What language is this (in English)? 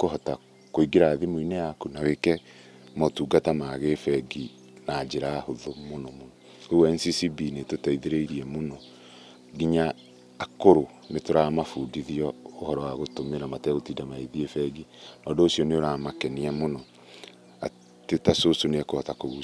Kikuyu